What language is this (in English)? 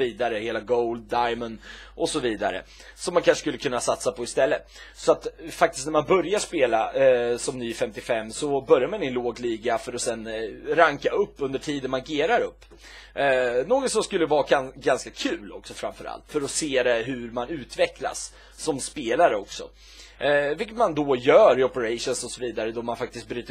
Swedish